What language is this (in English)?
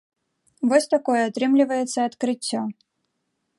Belarusian